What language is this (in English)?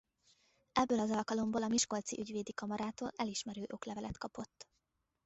Hungarian